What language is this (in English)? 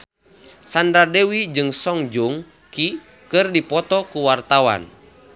Sundanese